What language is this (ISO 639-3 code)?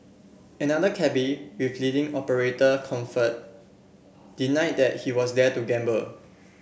eng